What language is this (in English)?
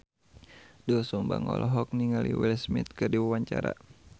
Sundanese